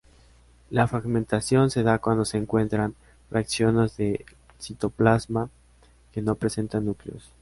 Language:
Spanish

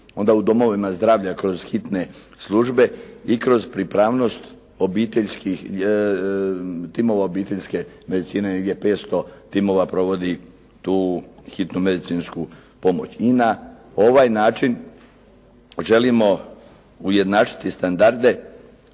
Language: Croatian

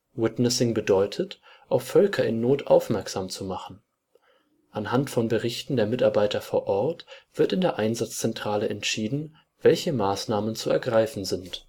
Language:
German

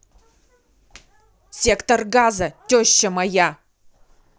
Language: Russian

